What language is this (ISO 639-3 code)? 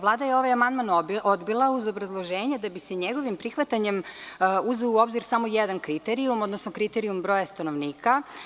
srp